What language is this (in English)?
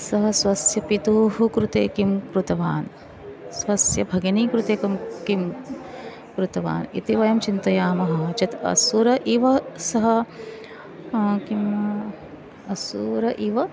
Sanskrit